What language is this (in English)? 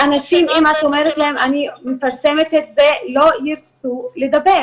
Hebrew